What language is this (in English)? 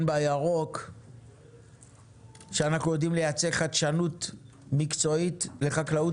Hebrew